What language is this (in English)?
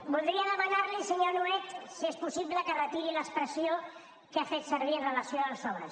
Catalan